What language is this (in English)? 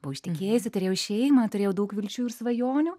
Lithuanian